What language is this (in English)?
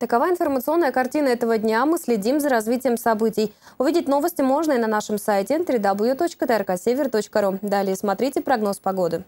Russian